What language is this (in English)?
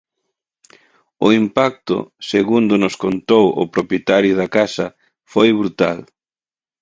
Galician